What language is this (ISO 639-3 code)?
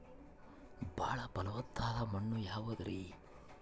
kan